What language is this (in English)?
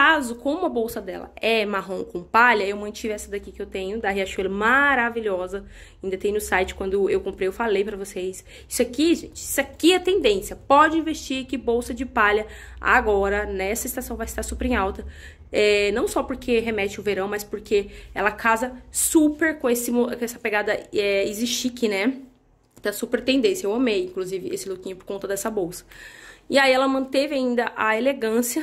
Portuguese